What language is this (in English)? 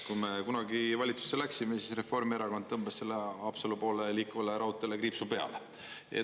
Estonian